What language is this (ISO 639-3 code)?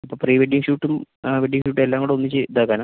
mal